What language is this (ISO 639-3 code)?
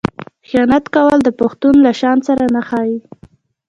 pus